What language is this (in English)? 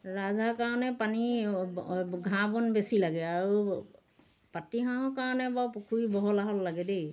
Assamese